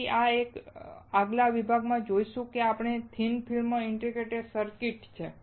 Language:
Gujarati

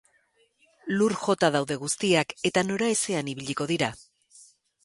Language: Basque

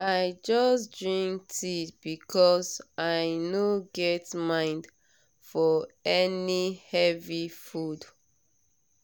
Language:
Nigerian Pidgin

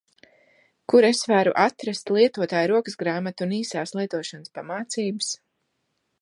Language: Latvian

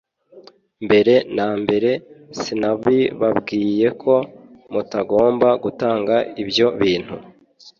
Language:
Kinyarwanda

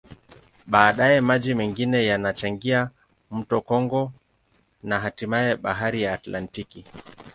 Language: Swahili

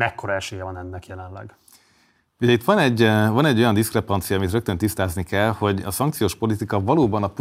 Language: Hungarian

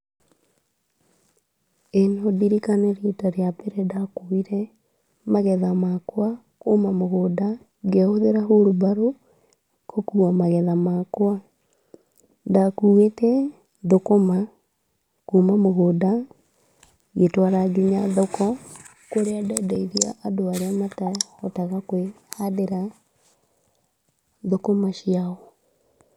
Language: Kikuyu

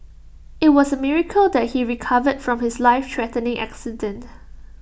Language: English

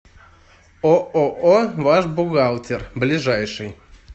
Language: Russian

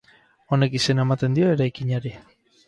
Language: Basque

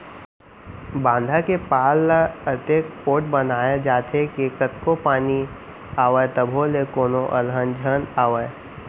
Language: Chhattisgarhi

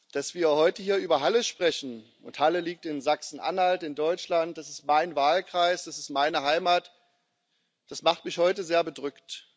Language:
German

